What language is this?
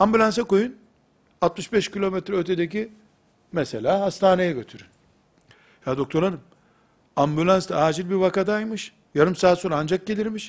Turkish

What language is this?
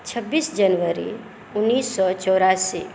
Maithili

